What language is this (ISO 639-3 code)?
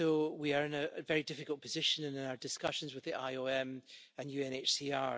eng